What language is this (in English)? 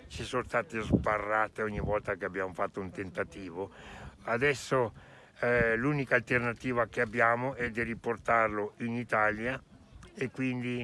Italian